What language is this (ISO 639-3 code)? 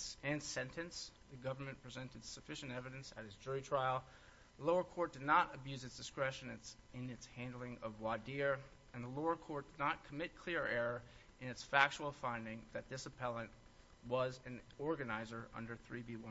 eng